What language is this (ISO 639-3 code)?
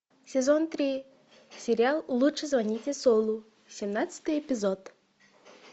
rus